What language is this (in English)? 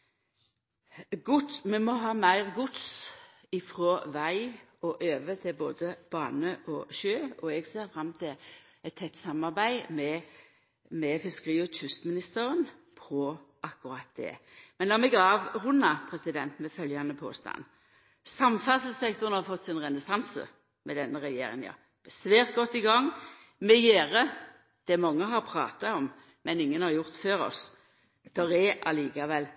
Norwegian Nynorsk